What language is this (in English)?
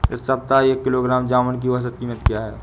Hindi